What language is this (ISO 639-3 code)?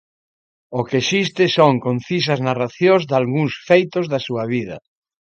glg